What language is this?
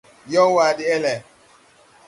Tupuri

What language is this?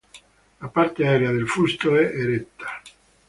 Italian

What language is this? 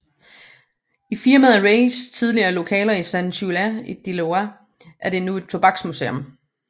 Danish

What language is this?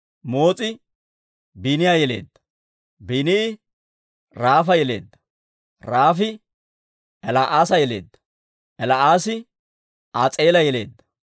Dawro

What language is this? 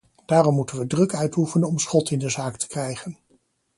Dutch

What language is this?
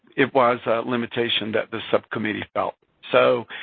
English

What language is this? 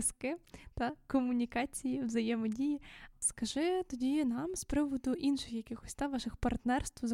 Ukrainian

